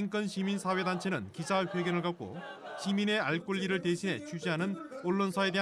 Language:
Korean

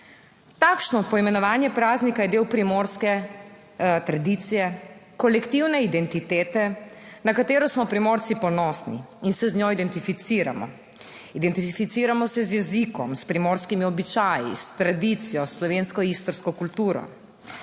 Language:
Slovenian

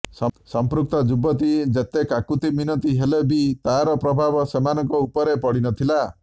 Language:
Odia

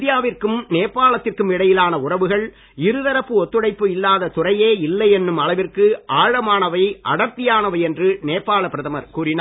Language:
Tamil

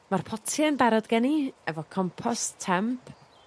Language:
Welsh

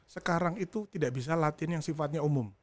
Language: Indonesian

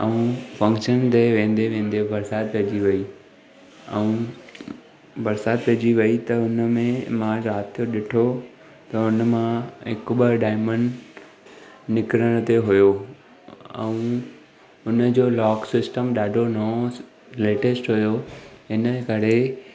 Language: Sindhi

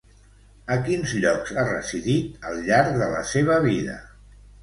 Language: Catalan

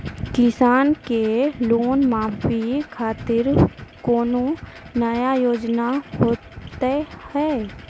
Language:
Maithili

